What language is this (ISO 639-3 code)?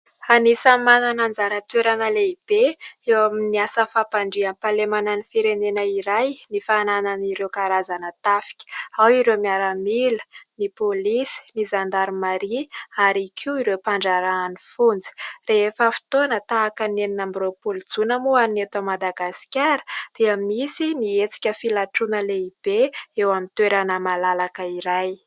mlg